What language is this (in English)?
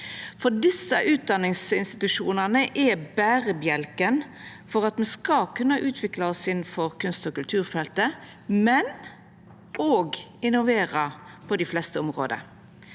Norwegian